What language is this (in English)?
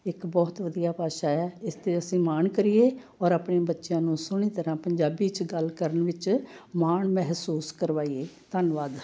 Punjabi